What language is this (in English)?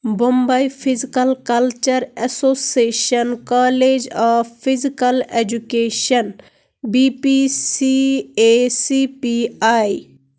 Kashmiri